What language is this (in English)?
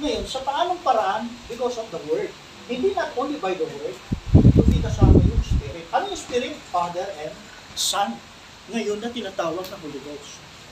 Filipino